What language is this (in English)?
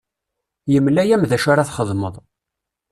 Kabyle